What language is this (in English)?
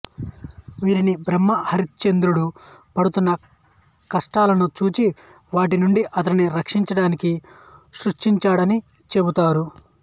Telugu